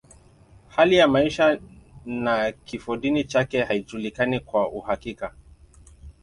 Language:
Swahili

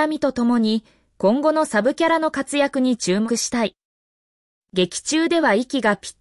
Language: Japanese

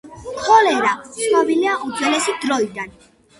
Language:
Georgian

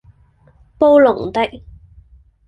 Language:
Cantonese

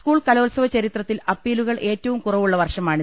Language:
Malayalam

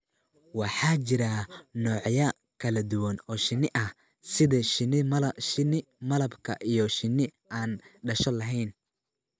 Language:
Somali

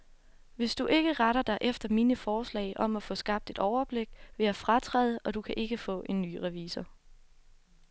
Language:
Danish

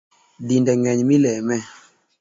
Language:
Luo (Kenya and Tanzania)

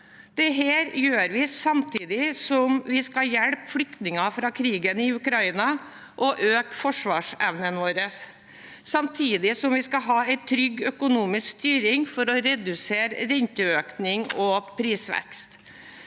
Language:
Norwegian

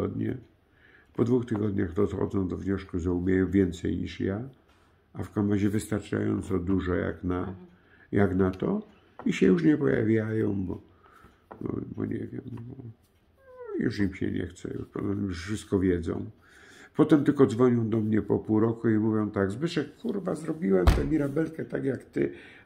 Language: Polish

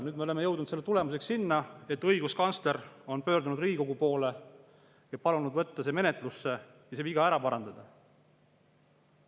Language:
Estonian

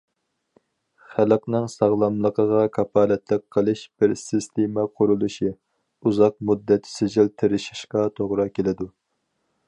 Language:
Uyghur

